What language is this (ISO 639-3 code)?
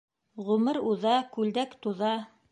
bak